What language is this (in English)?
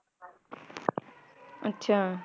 Punjabi